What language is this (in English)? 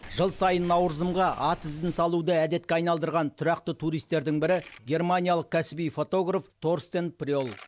Kazakh